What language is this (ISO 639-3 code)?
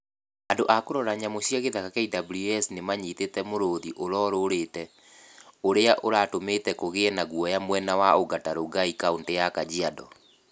kik